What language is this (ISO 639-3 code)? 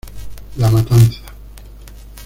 spa